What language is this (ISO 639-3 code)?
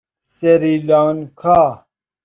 fas